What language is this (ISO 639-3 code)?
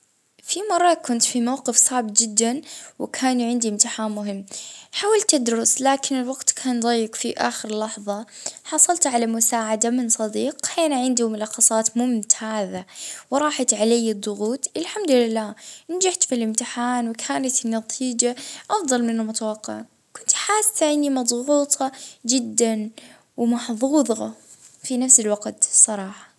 ayl